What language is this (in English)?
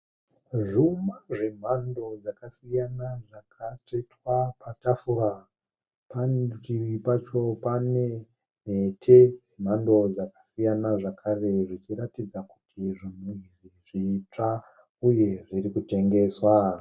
Shona